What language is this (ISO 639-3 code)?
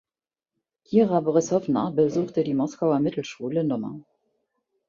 deu